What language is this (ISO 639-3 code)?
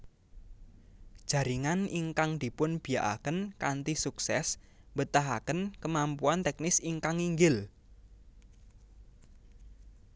jav